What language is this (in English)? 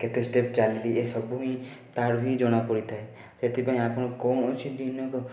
Odia